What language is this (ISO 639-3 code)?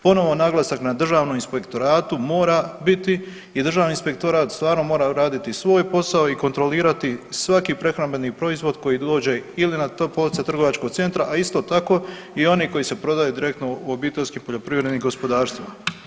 hrv